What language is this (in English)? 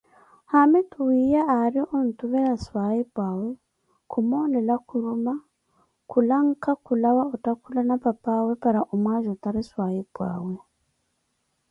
Koti